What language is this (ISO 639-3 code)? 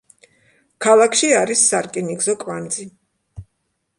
kat